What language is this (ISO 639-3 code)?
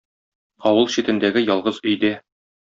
tat